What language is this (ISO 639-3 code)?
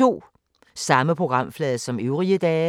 dan